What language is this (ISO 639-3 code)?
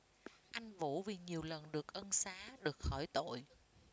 vie